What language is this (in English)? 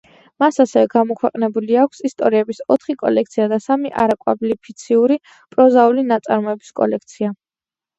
Georgian